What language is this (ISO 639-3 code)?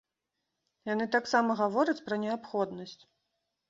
bel